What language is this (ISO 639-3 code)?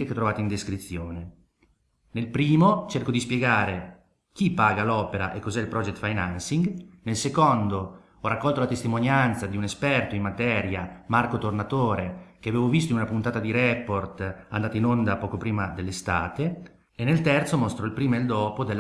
ita